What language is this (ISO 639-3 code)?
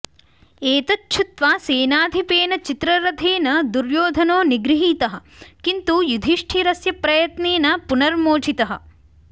san